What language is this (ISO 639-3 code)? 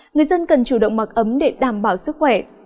vie